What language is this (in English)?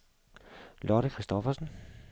Danish